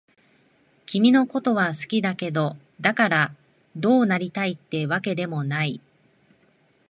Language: Japanese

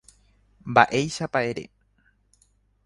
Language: Guarani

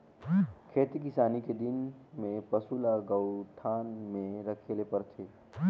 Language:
Chhattisgarhi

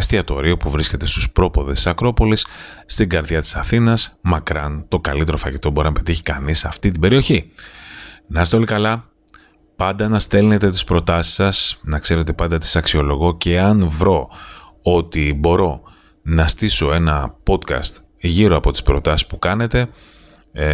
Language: Greek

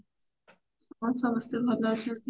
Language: Odia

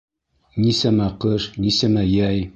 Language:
Bashkir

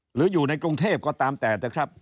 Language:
Thai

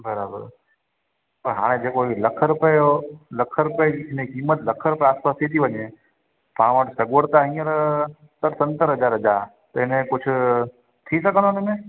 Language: Sindhi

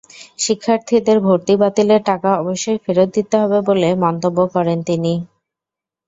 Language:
Bangla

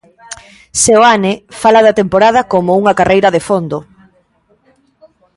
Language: Galician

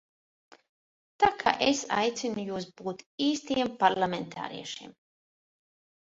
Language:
Latvian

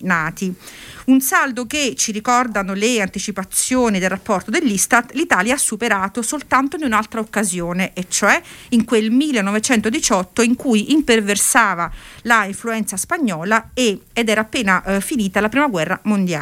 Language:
Italian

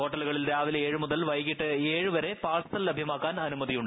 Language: Malayalam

